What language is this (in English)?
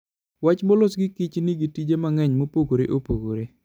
Luo (Kenya and Tanzania)